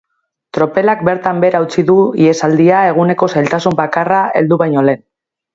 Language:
Basque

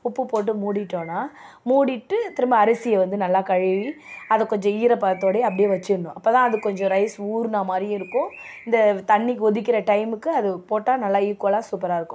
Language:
Tamil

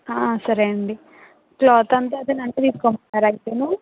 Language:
Telugu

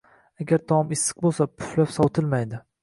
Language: Uzbek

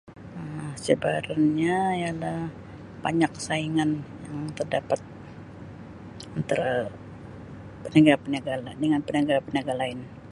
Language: Sabah Malay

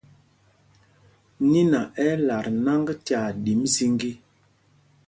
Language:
Mpumpong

